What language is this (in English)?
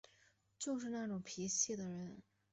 Chinese